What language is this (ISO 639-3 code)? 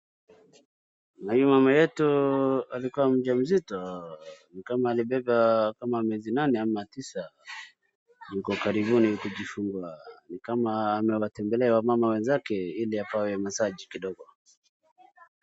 swa